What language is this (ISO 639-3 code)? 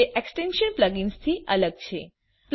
guj